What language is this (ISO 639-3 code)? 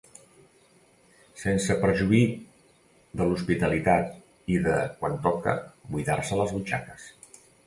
cat